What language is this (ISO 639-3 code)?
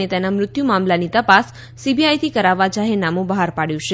guj